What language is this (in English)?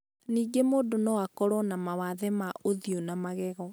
Kikuyu